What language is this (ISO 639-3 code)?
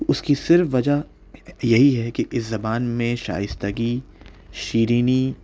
urd